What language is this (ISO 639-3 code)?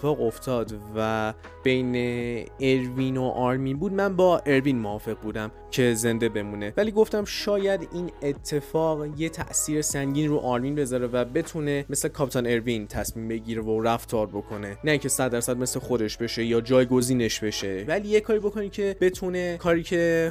fas